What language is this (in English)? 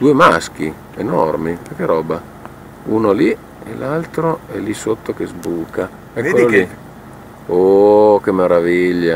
Italian